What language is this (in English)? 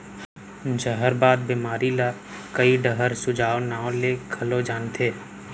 Chhattisgarhi